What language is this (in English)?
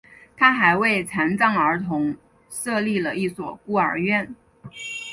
Chinese